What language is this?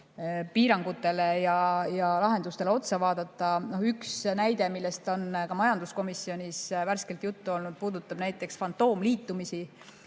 Estonian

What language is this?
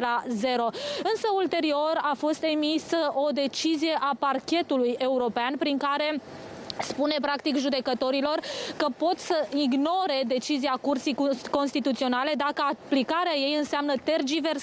Romanian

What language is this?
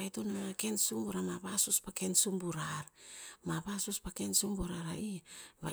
Tinputz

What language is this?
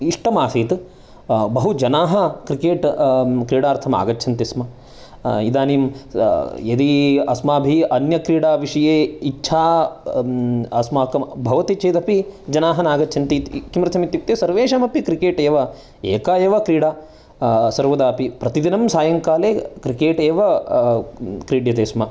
Sanskrit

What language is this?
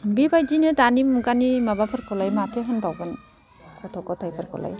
Bodo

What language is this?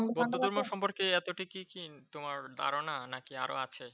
Bangla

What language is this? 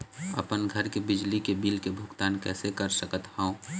Chhattisgarhi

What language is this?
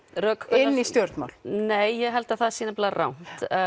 Icelandic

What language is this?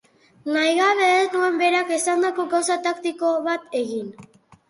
Basque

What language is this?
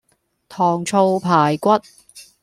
Cantonese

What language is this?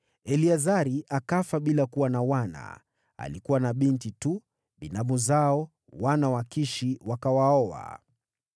Swahili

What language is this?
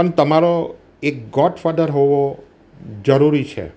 Gujarati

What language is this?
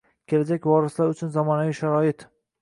Uzbek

